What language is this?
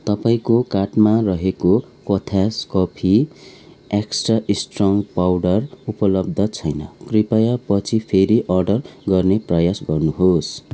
Nepali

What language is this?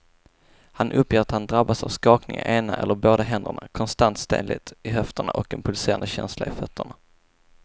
Swedish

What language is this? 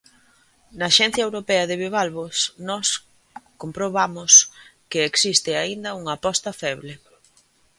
Galician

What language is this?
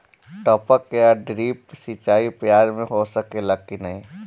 Bhojpuri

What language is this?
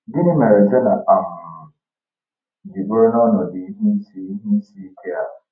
Igbo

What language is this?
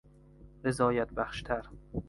Persian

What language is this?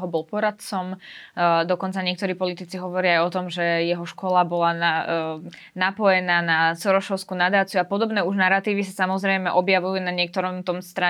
Slovak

